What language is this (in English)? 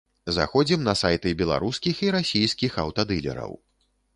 Belarusian